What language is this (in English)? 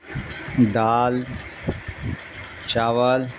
Urdu